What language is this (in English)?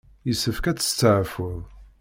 Kabyle